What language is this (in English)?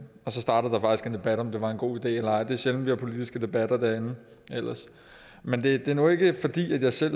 Danish